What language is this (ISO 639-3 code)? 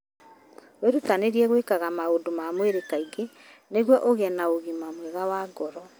kik